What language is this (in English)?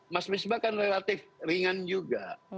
Indonesian